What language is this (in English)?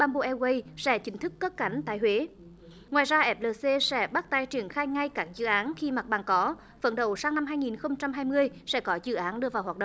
Vietnamese